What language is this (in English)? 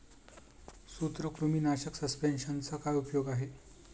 Marathi